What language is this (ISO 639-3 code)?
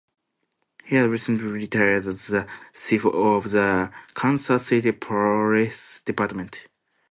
eng